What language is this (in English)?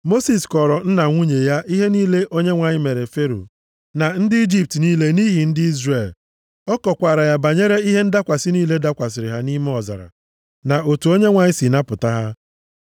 Igbo